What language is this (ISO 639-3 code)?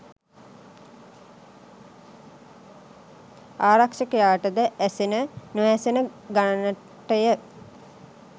sin